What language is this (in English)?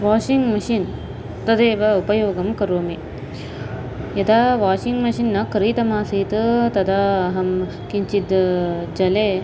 Sanskrit